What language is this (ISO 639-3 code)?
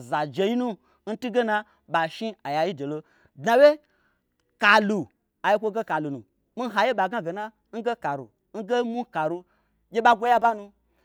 gbr